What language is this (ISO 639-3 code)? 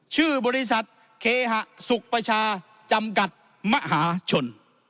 tha